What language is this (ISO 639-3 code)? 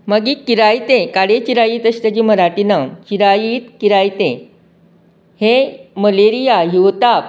kok